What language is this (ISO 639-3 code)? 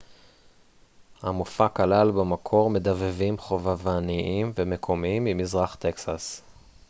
heb